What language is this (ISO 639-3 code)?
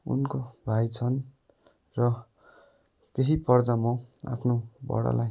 nep